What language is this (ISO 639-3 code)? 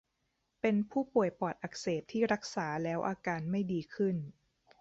tha